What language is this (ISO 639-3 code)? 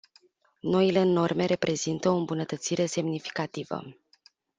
ron